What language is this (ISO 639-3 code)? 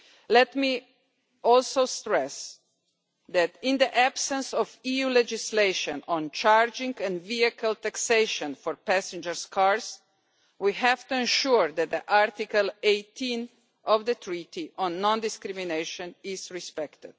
eng